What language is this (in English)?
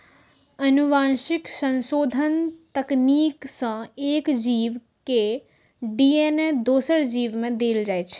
Maithili